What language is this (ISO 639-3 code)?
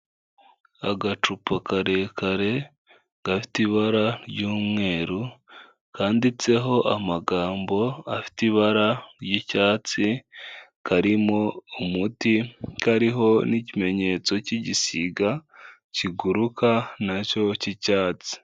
kin